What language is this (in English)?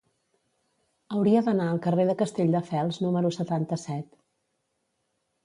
Catalan